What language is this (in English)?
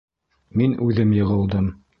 Bashkir